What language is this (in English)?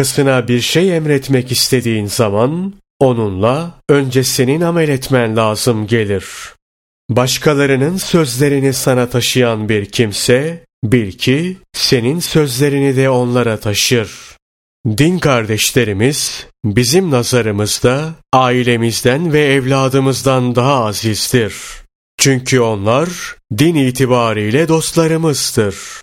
Turkish